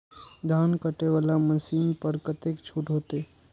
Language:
Maithili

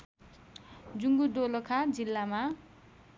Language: Nepali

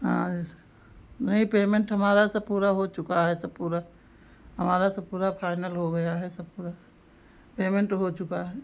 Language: Hindi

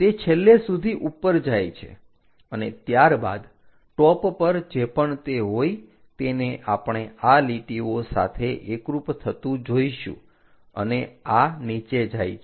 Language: Gujarati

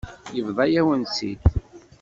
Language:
Kabyle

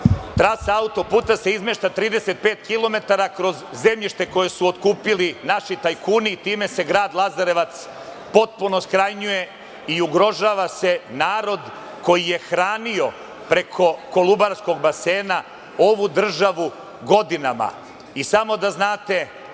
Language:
Serbian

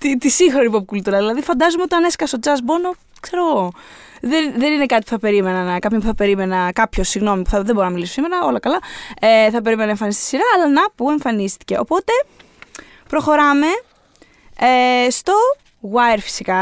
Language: Greek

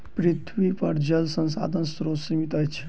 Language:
Maithili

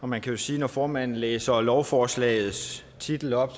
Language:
Danish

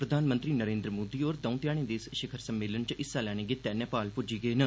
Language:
Dogri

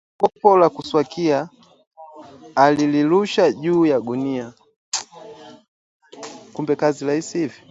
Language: Swahili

